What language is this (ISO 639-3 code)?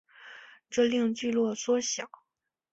zho